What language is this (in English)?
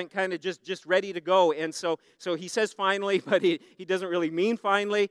English